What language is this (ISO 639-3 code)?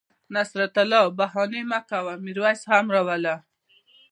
pus